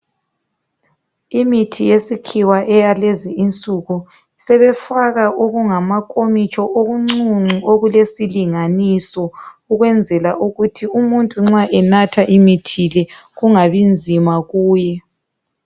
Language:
North Ndebele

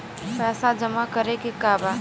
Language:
Bhojpuri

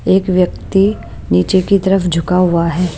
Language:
Hindi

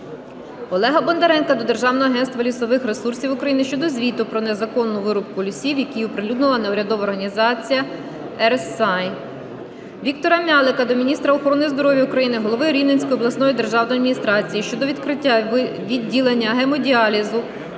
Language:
Ukrainian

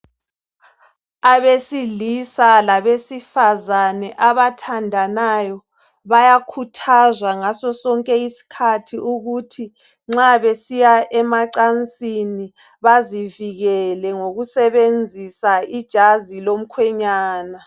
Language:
North Ndebele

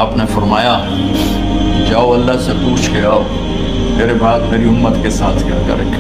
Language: Hindi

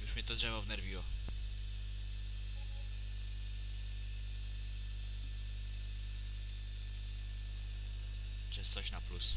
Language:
Polish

